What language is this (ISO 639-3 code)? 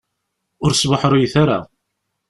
kab